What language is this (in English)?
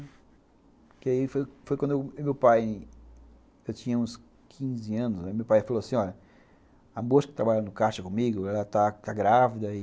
Portuguese